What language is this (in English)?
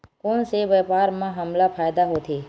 Chhattisgarhi